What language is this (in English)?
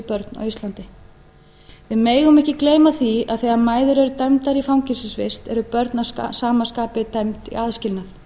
Icelandic